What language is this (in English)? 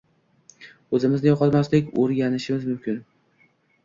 Uzbek